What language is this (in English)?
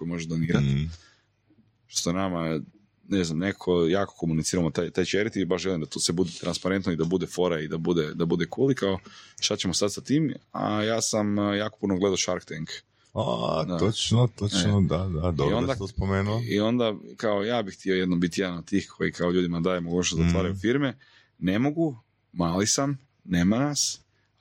Croatian